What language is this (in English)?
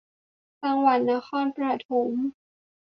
Thai